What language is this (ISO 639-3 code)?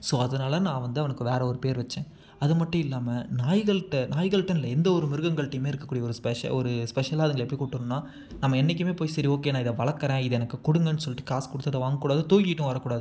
tam